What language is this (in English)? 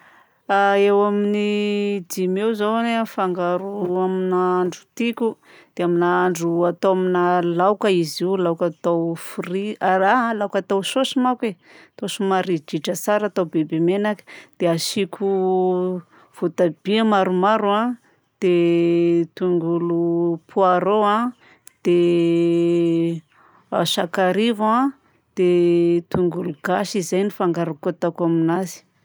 Southern Betsimisaraka Malagasy